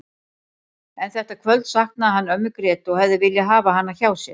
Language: Icelandic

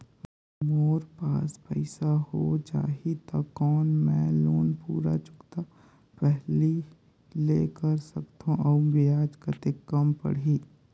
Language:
Chhattisgarhi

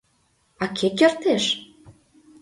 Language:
Mari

